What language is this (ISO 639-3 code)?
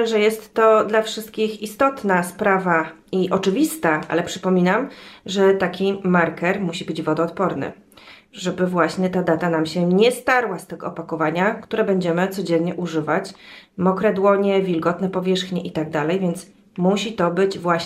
pol